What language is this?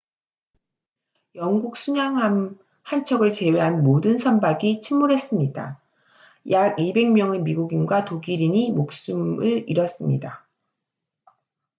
Korean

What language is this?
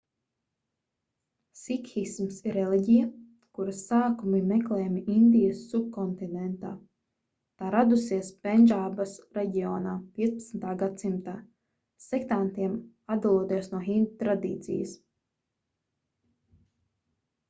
Latvian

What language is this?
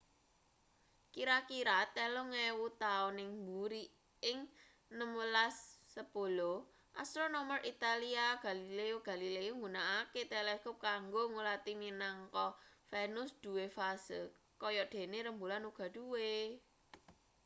Javanese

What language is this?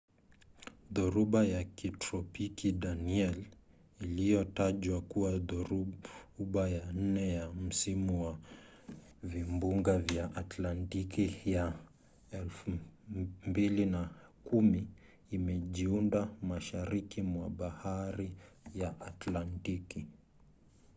Swahili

